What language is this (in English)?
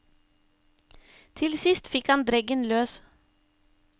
Norwegian